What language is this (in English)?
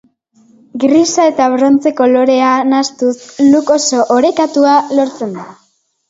Basque